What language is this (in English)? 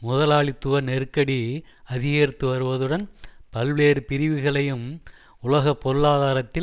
Tamil